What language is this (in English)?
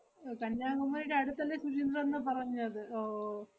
Malayalam